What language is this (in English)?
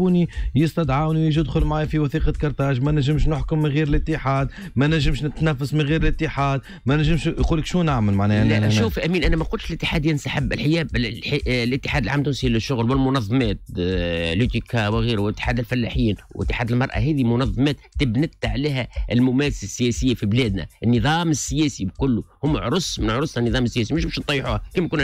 Arabic